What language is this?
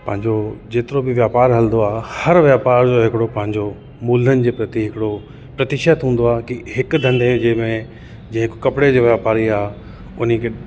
Sindhi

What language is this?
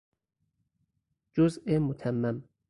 Persian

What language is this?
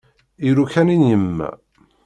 Kabyle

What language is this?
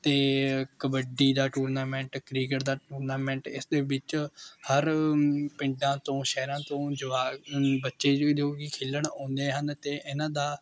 Punjabi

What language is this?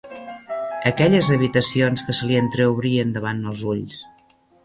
Catalan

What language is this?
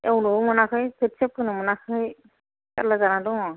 Bodo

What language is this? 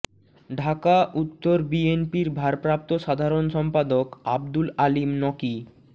Bangla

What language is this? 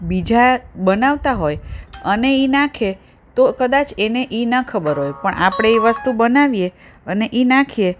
Gujarati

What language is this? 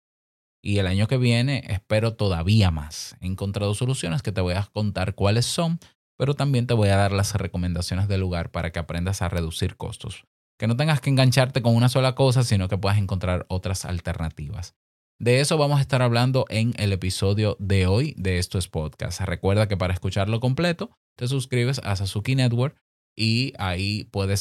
Spanish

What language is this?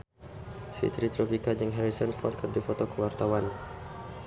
Sundanese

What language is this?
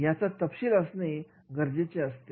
Marathi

